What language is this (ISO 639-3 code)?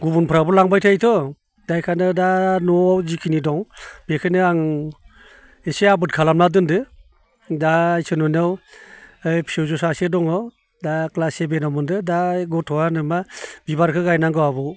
brx